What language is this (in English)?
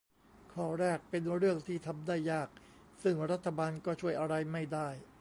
Thai